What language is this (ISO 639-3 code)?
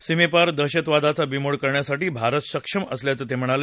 mar